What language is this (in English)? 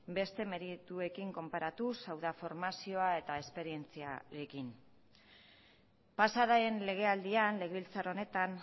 Basque